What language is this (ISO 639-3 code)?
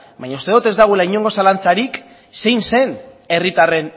eus